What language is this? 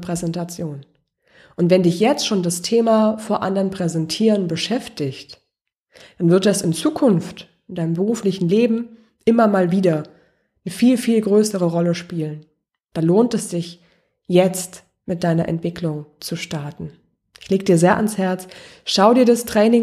German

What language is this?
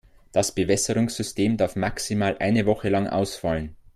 German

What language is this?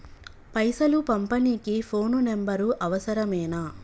Telugu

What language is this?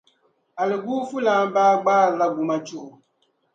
Dagbani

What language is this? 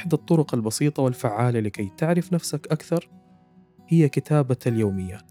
Arabic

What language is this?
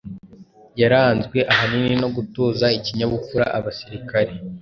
Kinyarwanda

